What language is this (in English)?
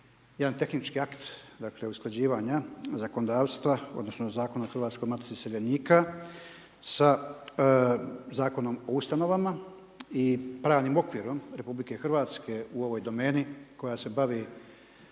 Croatian